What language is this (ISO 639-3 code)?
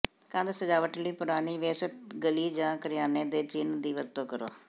pan